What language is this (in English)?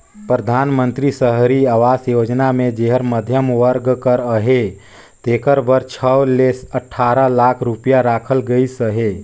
Chhattisgarhi